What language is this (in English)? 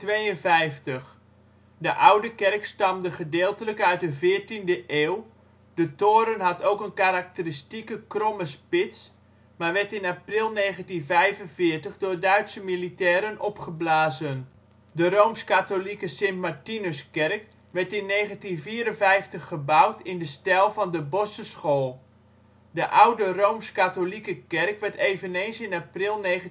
Dutch